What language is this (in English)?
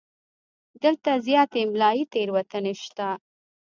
Pashto